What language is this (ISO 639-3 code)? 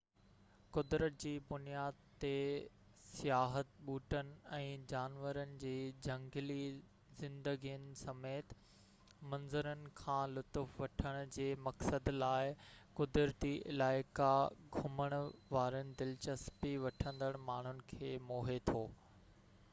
snd